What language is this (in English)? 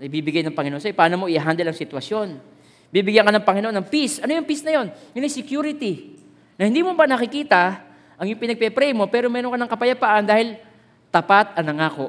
Filipino